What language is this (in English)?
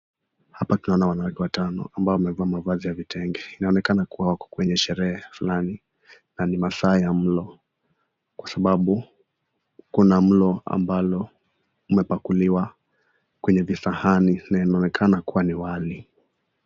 Swahili